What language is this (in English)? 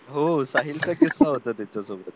Marathi